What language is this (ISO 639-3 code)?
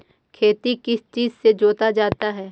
mag